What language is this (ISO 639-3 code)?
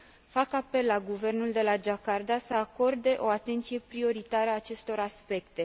ron